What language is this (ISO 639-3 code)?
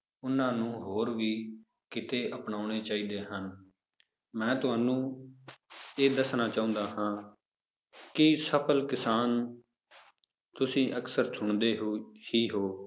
pan